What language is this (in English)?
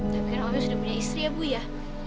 Indonesian